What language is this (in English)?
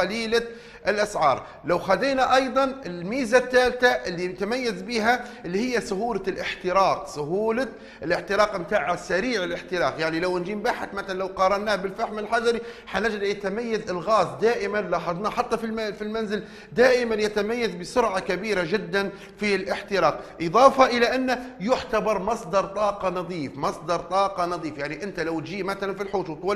Arabic